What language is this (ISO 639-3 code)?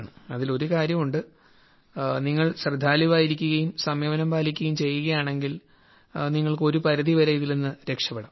mal